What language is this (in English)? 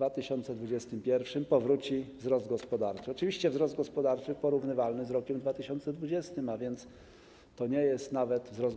Polish